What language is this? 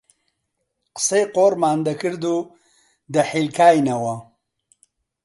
Central Kurdish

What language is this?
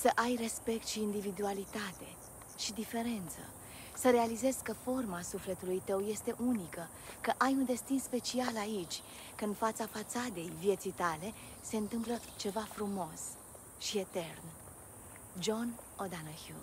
Romanian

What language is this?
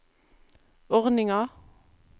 Norwegian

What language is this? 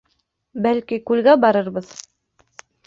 Bashkir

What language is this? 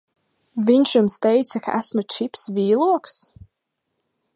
Latvian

